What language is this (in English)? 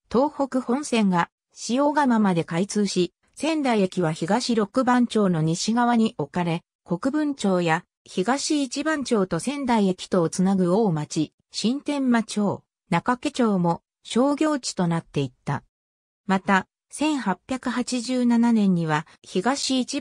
Japanese